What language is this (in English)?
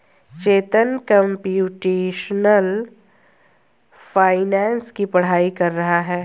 Hindi